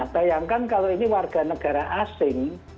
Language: Indonesian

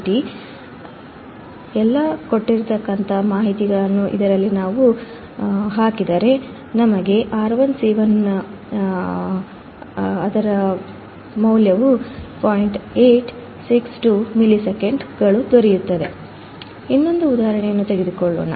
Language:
Kannada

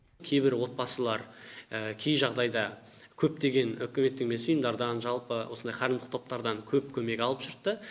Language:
Kazakh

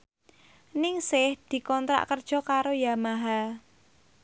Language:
Javanese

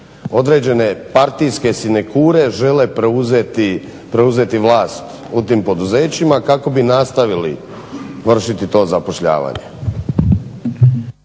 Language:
Croatian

